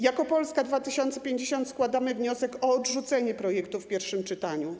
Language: Polish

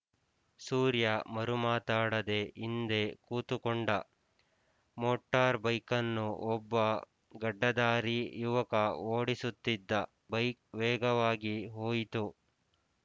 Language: Kannada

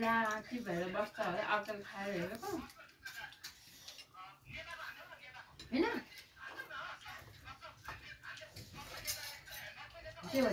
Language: Thai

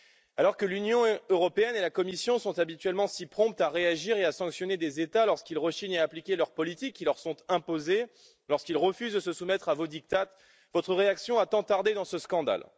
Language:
French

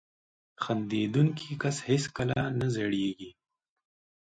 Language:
Pashto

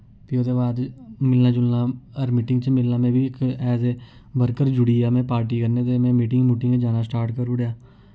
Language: Dogri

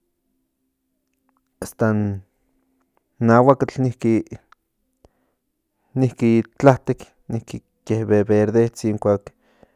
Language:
Central Nahuatl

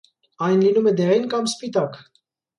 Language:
Armenian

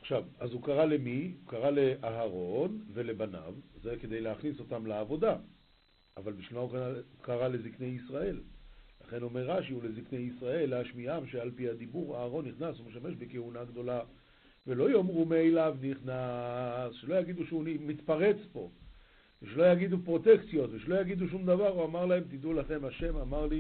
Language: Hebrew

